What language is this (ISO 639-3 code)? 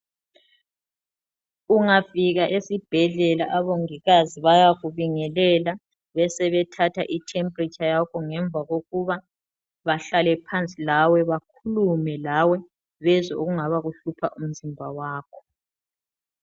nde